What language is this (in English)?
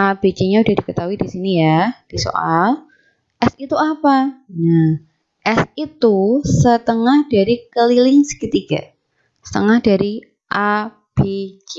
Indonesian